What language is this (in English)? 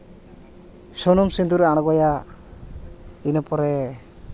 Santali